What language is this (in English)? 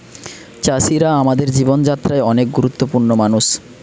Bangla